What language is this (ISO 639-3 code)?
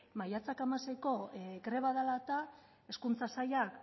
eus